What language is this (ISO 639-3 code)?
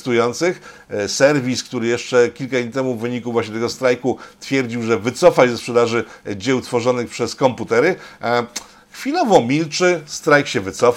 pol